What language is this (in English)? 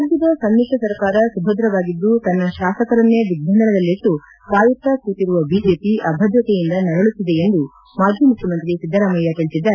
Kannada